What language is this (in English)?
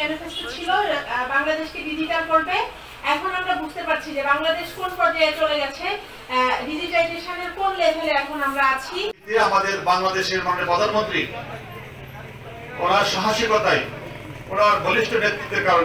Indonesian